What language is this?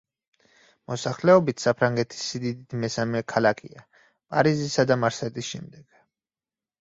Georgian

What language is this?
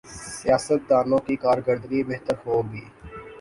Urdu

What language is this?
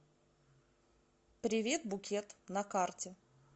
Russian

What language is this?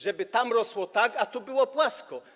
Polish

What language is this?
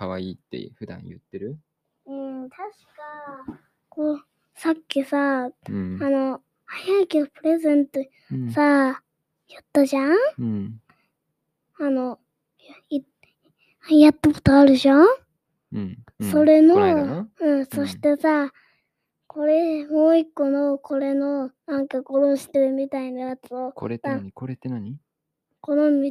Japanese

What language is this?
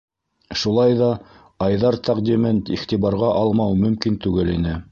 Bashkir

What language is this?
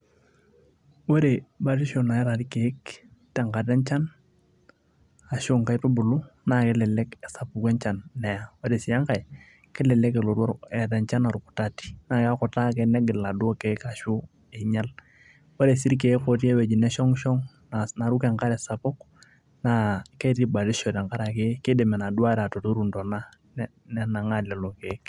Masai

